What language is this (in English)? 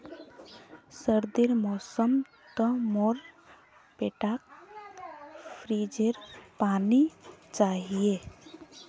Magahi